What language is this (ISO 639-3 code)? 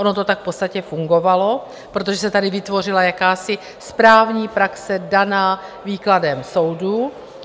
ces